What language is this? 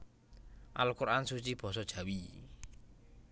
Javanese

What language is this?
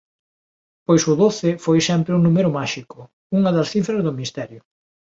Galician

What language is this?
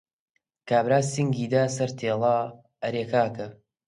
Central Kurdish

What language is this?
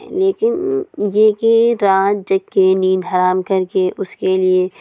Urdu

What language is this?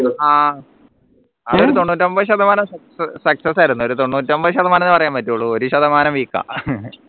Malayalam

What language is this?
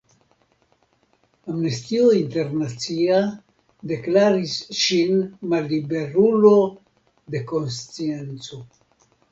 Esperanto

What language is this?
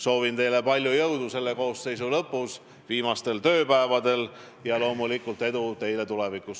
Estonian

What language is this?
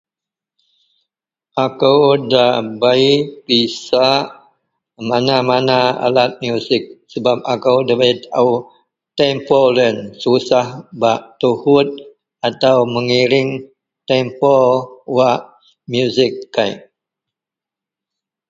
Central Melanau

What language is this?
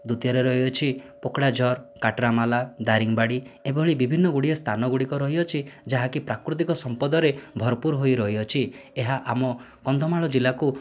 Odia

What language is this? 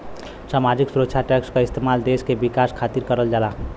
Bhojpuri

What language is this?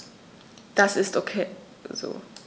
German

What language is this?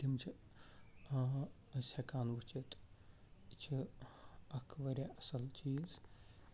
Kashmiri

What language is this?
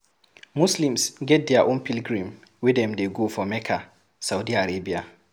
Nigerian Pidgin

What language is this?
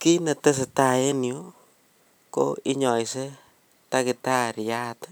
Kalenjin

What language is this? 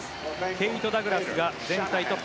Japanese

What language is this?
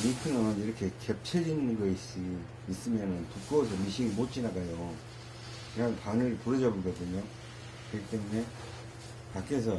Korean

